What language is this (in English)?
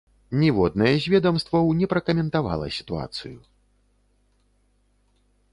Belarusian